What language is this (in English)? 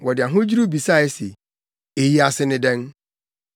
Akan